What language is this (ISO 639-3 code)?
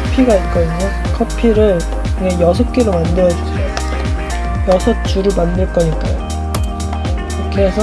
kor